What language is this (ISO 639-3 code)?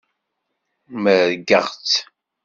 kab